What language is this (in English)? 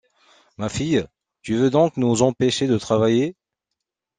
French